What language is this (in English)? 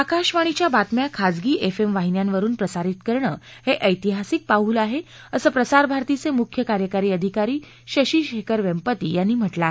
Marathi